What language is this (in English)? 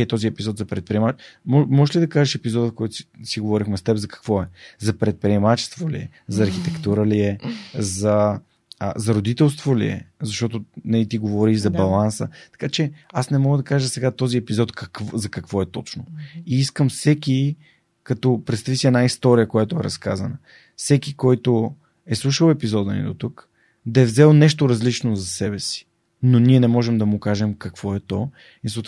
Bulgarian